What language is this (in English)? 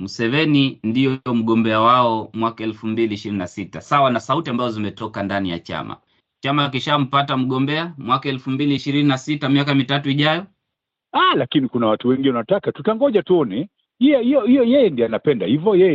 Swahili